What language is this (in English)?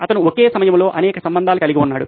Telugu